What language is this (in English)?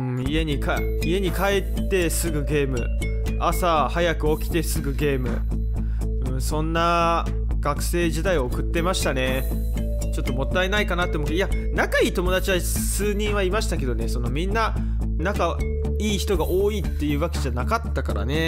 Japanese